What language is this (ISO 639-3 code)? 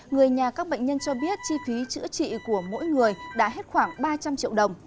vie